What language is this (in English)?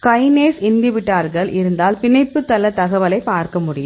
Tamil